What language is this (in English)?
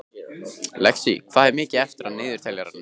Icelandic